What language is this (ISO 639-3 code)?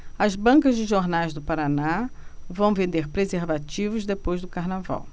por